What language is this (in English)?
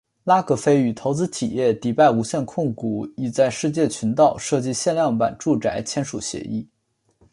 Chinese